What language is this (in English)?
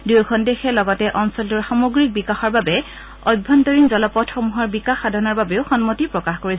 Assamese